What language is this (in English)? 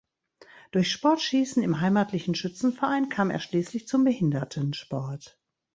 German